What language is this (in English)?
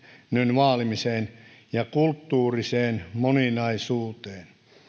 Finnish